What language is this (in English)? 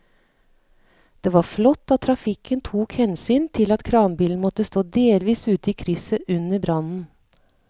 Norwegian